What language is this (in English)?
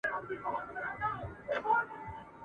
Pashto